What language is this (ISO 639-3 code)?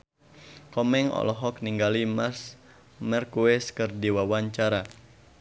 sun